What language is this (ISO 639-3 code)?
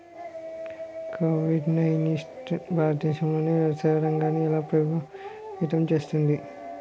tel